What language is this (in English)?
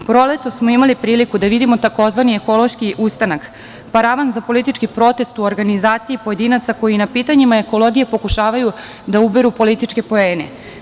Serbian